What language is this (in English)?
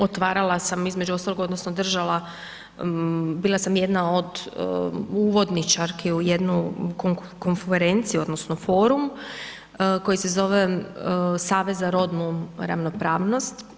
Croatian